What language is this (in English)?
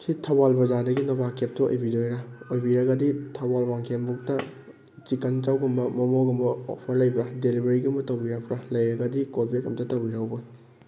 Manipuri